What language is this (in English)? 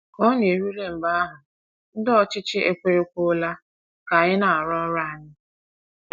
Igbo